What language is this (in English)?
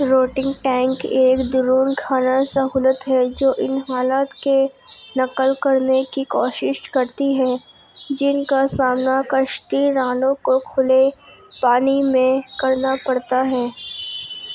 Urdu